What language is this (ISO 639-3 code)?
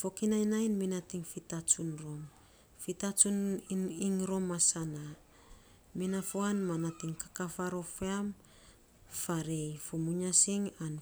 sps